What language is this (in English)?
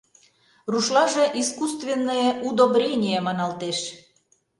Mari